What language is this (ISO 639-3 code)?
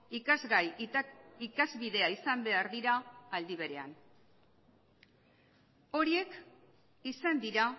eus